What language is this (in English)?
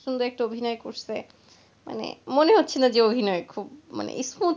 Bangla